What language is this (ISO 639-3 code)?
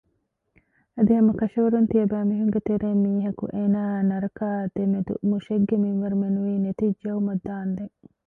div